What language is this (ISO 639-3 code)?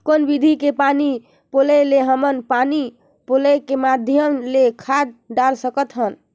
hne